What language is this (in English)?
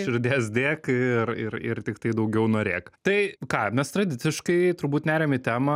Lithuanian